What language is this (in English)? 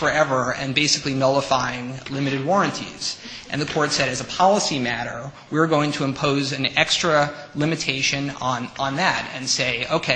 English